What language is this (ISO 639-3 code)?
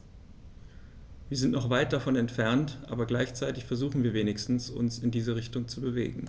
deu